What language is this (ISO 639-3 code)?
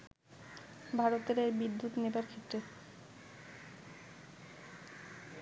ben